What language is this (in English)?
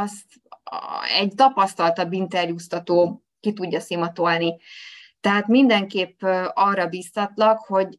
Hungarian